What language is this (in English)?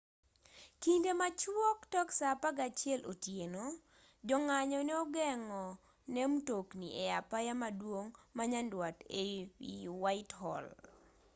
Luo (Kenya and Tanzania)